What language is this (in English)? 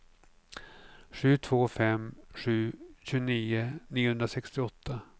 Swedish